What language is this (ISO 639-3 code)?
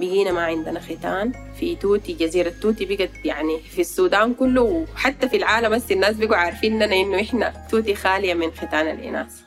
ara